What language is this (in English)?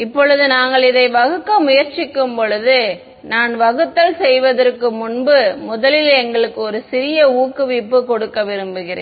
Tamil